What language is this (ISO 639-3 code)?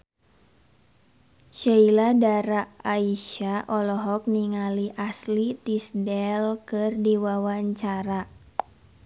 sun